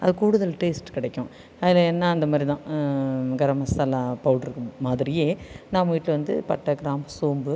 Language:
Tamil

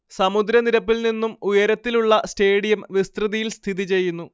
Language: Malayalam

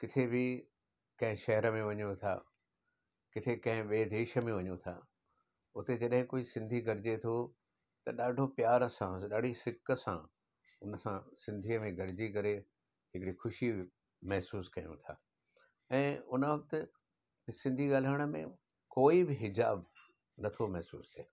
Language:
Sindhi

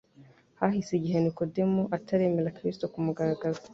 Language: Kinyarwanda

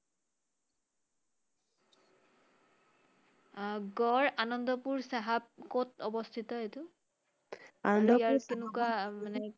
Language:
Assamese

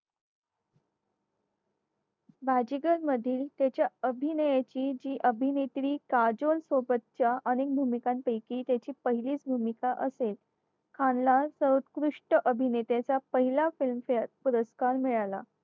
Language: Marathi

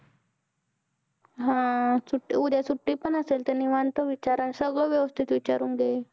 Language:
Marathi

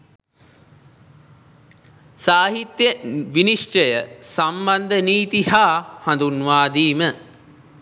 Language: Sinhala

